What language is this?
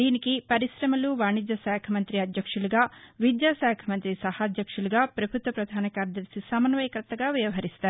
Telugu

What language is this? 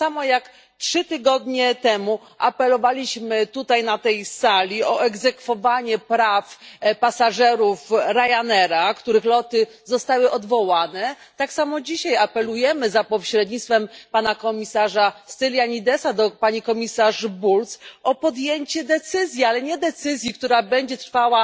Polish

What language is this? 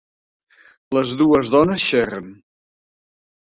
Catalan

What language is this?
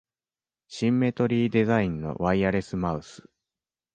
Japanese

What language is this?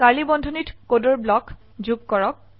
Assamese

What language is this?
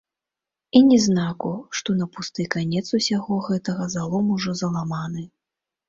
Belarusian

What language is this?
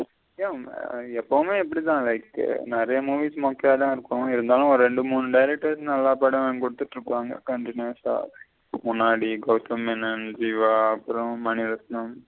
Tamil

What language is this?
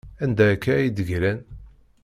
Kabyle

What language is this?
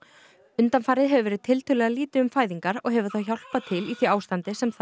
Icelandic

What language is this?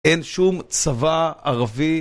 Hebrew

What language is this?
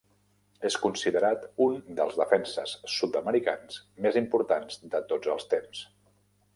Catalan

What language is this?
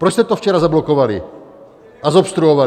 Czech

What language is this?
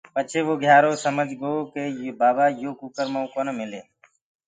Gurgula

